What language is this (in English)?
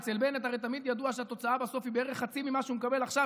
Hebrew